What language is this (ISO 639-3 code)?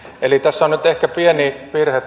fin